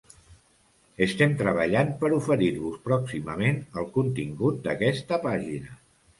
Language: Catalan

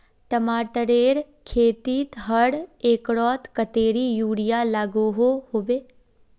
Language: Magahi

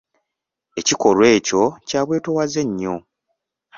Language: Ganda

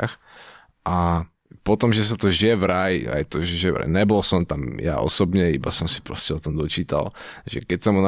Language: Slovak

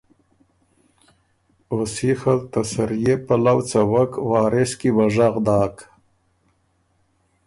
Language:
Ormuri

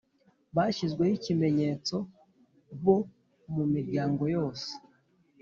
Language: Kinyarwanda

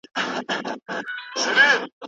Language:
Pashto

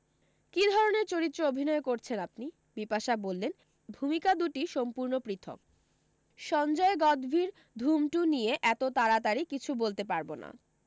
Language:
Bangla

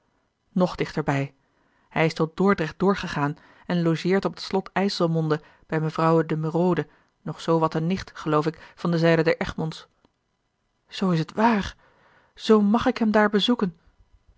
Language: Dutch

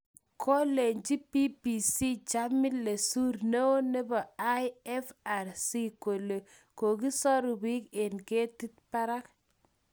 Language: Kalenjin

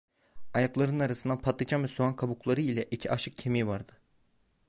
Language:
Turkish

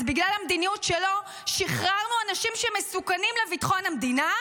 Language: Hebrew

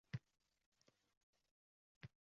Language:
Uzbek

